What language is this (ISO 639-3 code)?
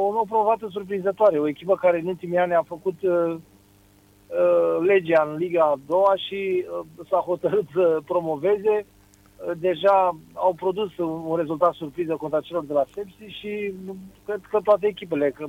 ron